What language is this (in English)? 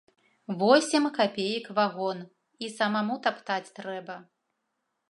Belarusian